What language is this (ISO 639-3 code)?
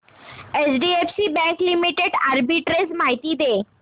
mar